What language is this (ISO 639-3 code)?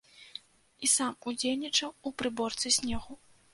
bel